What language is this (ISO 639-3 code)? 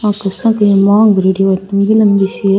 raj